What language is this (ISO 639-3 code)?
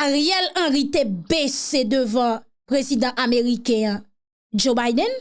fra